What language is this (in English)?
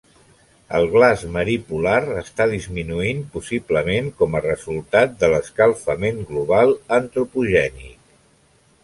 Catalan